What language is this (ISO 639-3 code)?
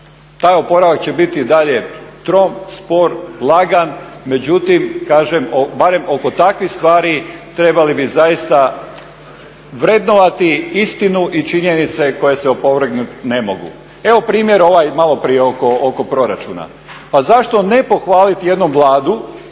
hrv